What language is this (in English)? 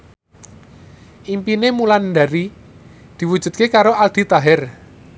Javanese